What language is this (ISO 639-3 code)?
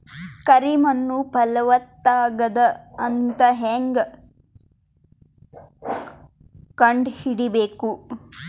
kan